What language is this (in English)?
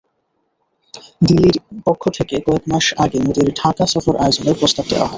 Bangla